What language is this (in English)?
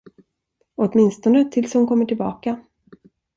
Swedish